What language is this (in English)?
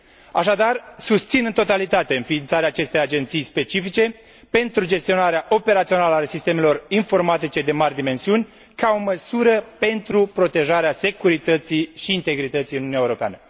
Romanian